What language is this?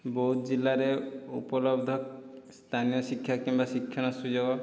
Odia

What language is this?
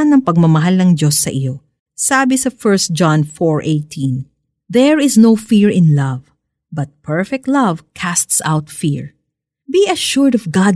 Filipino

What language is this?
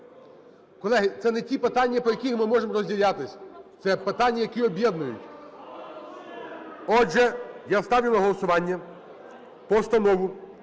Ukrainian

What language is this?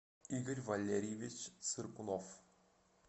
Russian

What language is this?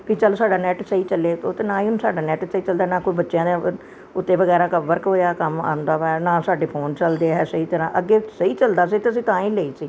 Punjabi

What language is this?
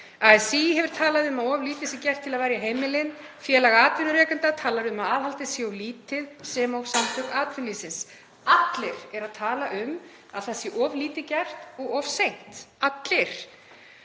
Icelandic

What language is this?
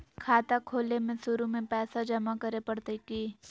Magahi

